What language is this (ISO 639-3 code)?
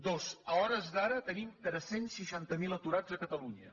cat